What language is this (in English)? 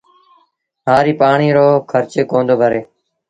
Sindhi Bhil